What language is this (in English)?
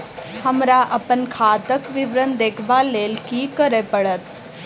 Maithili